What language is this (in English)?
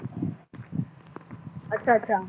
Punjabi